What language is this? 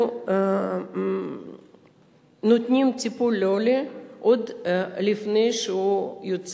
Hebrew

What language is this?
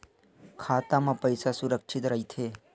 Chhattisgarhi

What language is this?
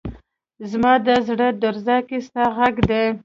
Pashto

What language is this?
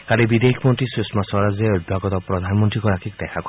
Assamese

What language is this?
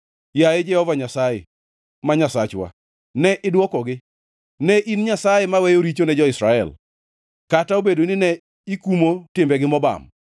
Luo (Kenya and Tanzania)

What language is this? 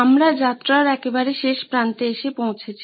Bangla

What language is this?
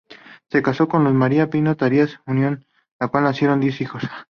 Spanish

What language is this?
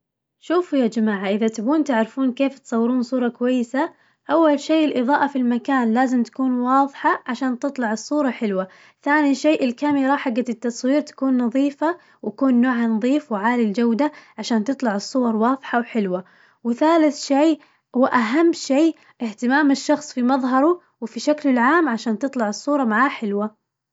Najdi Arabic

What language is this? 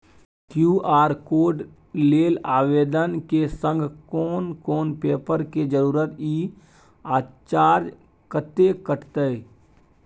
Maithili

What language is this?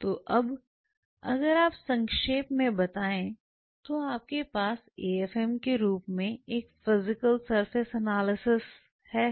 Hindi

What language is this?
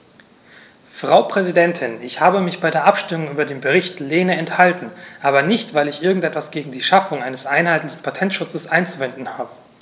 German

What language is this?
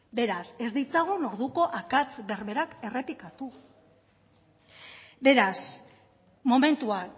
Basque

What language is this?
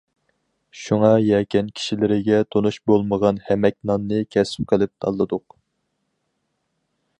Uyghur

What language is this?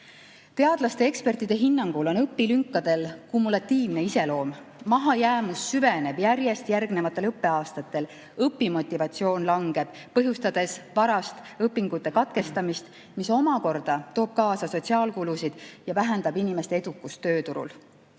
Estonian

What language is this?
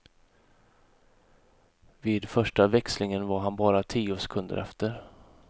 Swedish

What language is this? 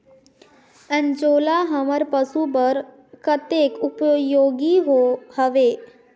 Chhattisgarhi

